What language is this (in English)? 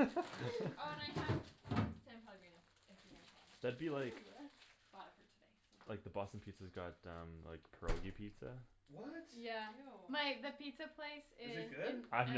English